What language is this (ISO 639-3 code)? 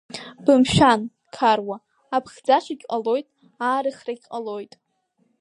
abk